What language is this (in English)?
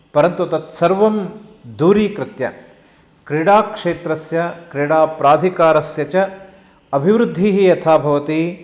Sanskrit